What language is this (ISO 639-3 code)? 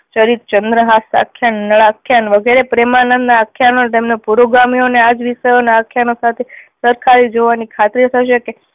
guj